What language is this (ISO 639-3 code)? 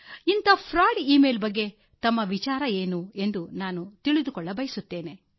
kan